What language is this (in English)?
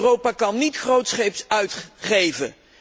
Dutch